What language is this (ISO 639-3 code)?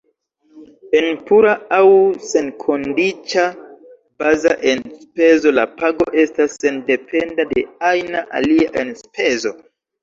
epo